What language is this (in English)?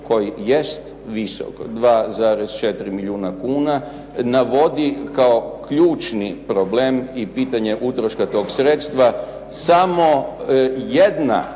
Croatian